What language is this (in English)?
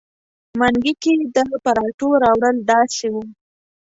Pashto